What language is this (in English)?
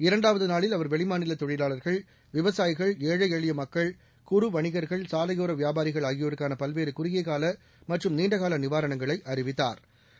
Tamil